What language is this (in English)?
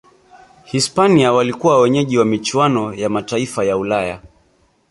Swahili